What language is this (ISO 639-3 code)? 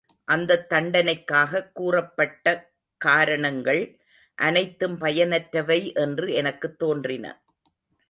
tam